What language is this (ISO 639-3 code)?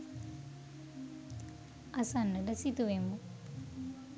sin